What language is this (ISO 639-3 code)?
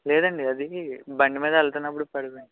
tel